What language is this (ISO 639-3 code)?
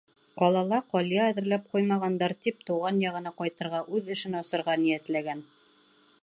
bak